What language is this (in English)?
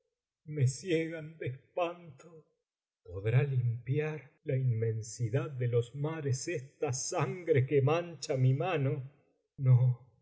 Spanish